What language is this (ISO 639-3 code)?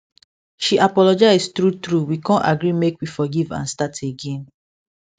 pcm